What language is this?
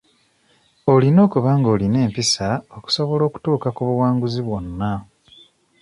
Ganda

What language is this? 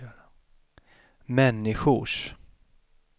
Swedish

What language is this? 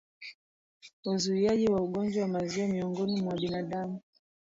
Swahili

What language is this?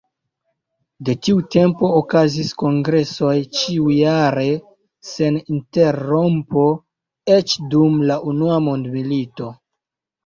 Esperanto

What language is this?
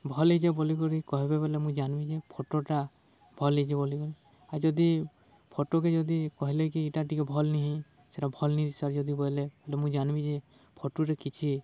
Odia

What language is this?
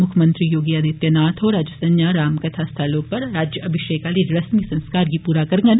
Dogri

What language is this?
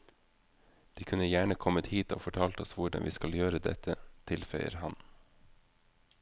Norwegian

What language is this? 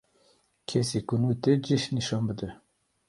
Kurdish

